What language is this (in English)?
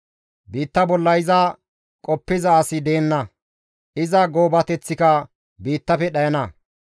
Gamo